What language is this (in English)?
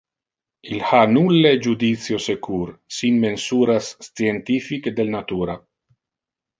Interlingua